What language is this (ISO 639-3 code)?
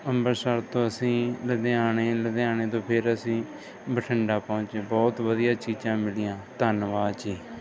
pan